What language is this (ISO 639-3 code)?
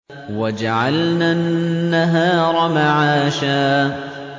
ara